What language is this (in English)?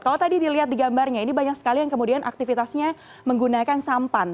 Indonesian